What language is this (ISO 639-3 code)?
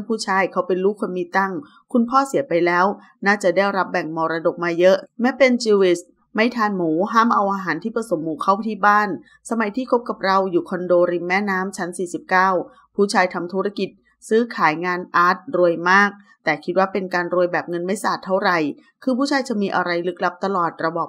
tha